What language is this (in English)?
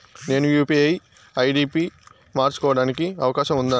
Telugu